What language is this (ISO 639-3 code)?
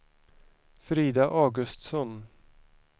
swe